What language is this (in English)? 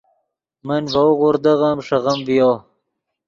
Yidgha